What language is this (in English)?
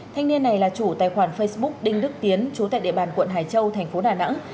Vietnamese